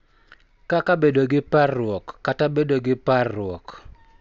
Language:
Luo (Kenya and Tanzania)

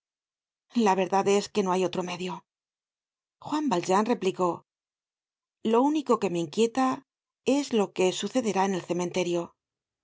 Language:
Spanish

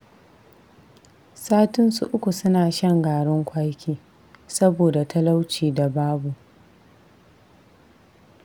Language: Hausa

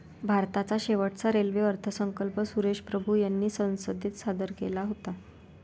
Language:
Marathi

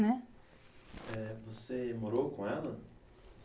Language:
Portuguese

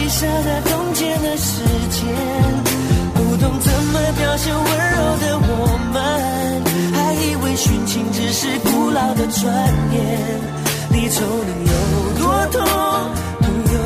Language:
Chinese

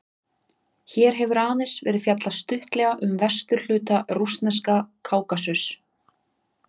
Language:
Icelandic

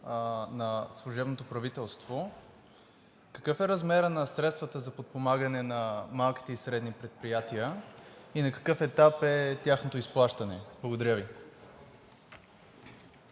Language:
Bulgarian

